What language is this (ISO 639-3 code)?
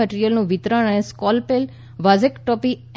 guj